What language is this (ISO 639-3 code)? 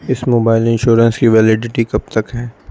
urd